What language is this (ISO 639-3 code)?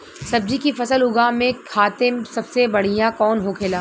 bho